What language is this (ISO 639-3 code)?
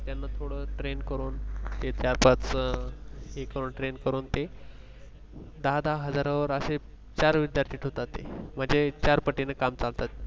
mar